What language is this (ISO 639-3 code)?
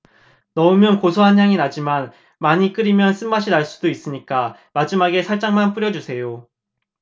kor